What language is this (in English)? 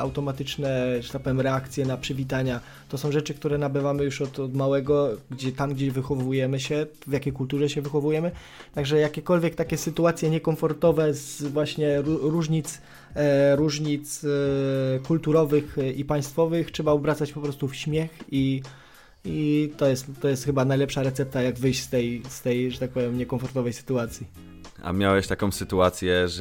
Polish